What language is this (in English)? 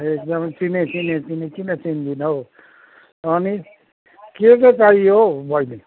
Nepali